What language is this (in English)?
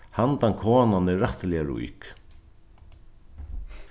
Faroese